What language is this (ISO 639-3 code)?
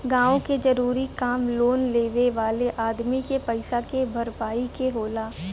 bho